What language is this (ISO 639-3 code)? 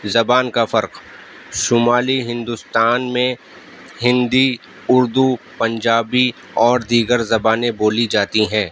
urd